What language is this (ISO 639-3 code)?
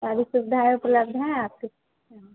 hin